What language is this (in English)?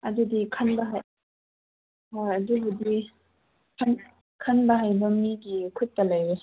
Manipuri